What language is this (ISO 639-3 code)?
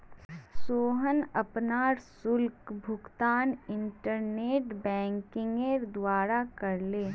mag